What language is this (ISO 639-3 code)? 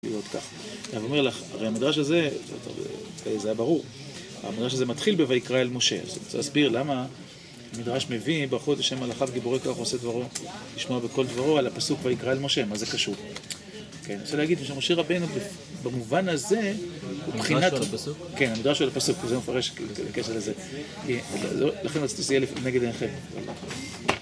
heb